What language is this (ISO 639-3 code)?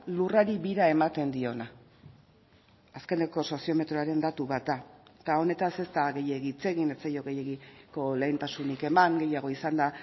eus